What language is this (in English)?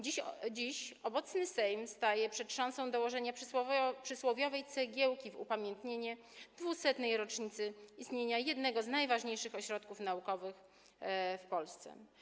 Polish